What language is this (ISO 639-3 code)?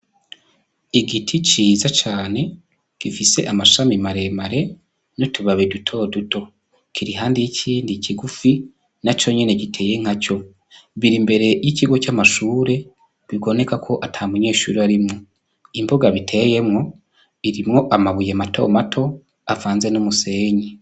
run